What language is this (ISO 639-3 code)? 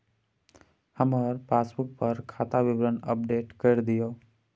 mai